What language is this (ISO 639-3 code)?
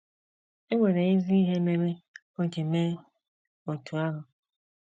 ibo